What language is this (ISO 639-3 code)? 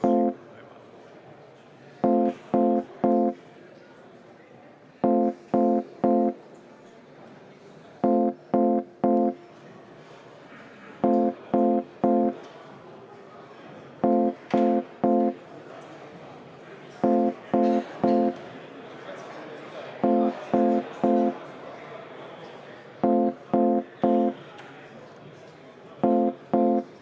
est